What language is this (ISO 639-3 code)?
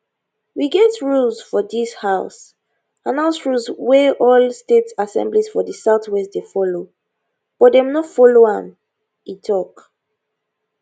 pcm